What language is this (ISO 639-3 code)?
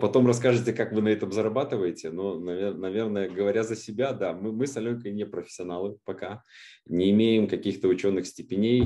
rus